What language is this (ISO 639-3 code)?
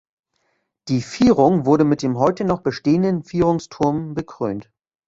deu